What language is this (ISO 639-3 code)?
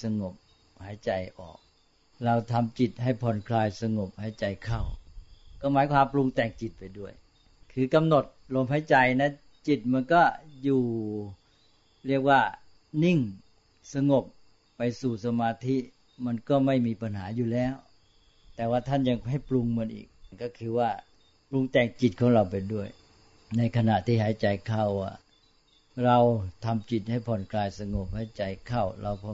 tha